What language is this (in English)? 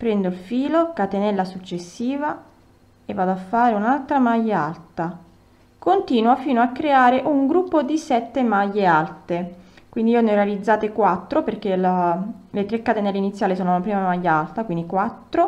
Italian